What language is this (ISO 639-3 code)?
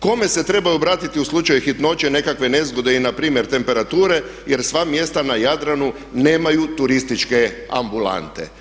hrv